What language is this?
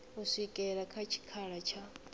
Venda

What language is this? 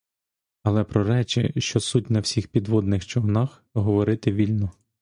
Ukrainian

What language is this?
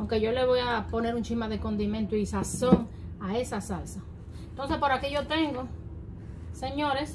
Spanish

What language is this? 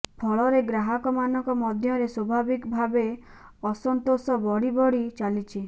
Odia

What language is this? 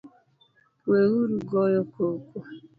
Luo (Kenya and Tanzania)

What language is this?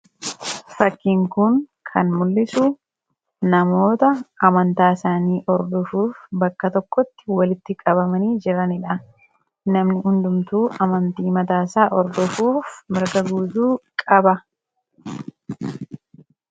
Oromo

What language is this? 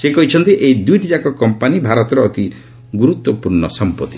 Odia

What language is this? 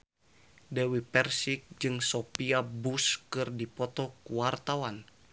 Sundanese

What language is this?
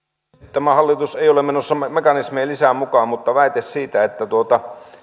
Finnish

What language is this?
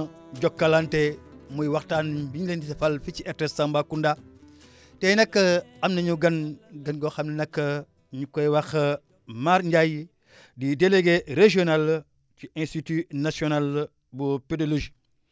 Wolof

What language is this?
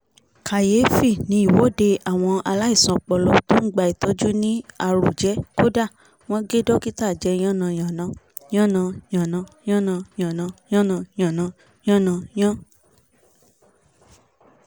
Yoruba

